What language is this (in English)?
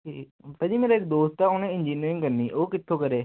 Punjabi